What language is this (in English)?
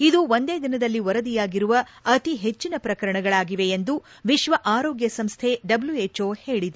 Kannada